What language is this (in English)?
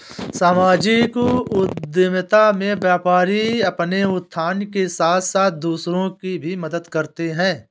Hindi